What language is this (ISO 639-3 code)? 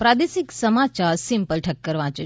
guj